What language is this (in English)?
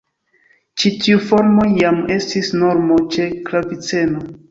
Esperanto